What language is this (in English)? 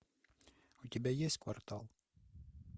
Russian